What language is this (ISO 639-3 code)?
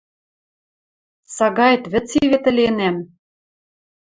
mrj